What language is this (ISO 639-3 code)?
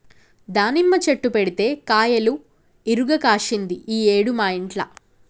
tel